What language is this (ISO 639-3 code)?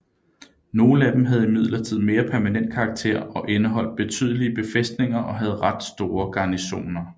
dan